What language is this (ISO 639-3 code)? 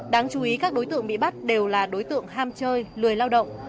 vie